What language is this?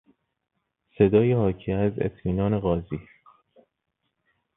Persian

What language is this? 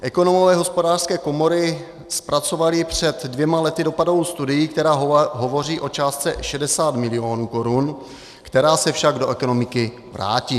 Czech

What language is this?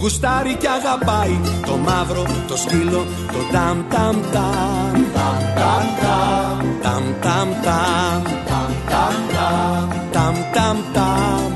Greek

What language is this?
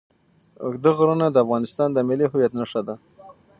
Pashto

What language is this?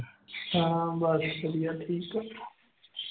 Punjabi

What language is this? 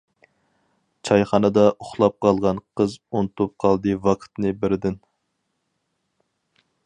Uyghur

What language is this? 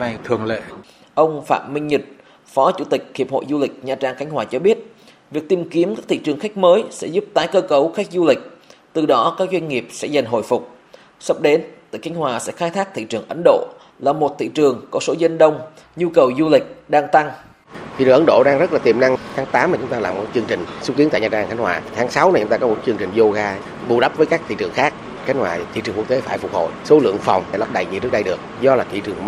Vietnamese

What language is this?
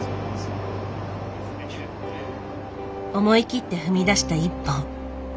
Japanese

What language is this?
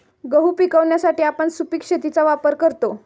Marathi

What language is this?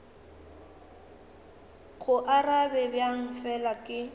Northern Sotho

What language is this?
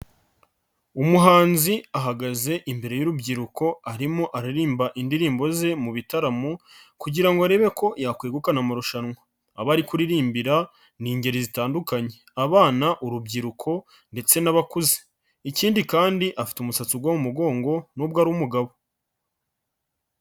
Kinyarwanda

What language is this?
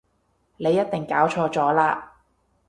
Cantonese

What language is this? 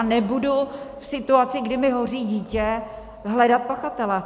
Czech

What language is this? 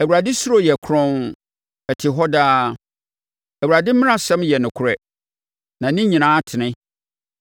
Akan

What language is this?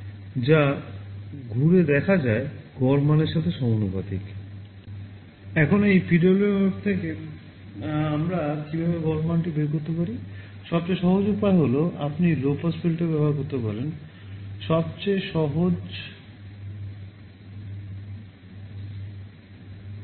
Bangla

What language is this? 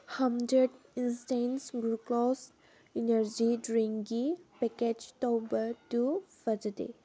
Manipuri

